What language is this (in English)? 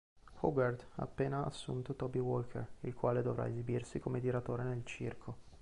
Italian